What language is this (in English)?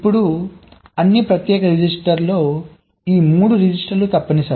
Telugu